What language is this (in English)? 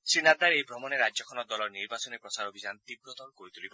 Assamese